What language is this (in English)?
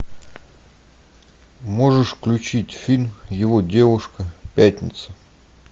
Russian